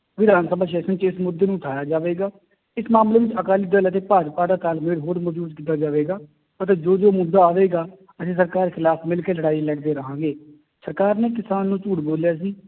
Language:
Punjabi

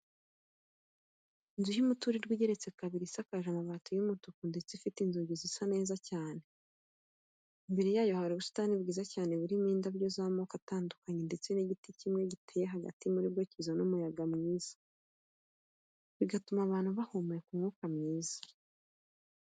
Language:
Kinyarwanda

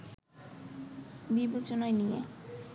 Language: Bangla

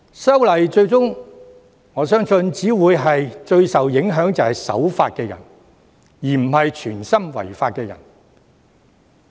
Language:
Cantonese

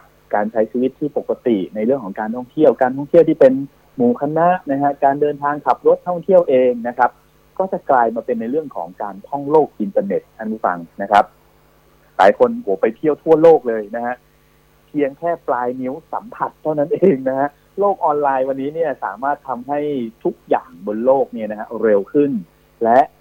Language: Thai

